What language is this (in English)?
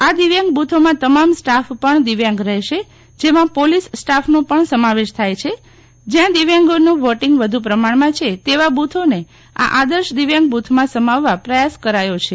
Gujarati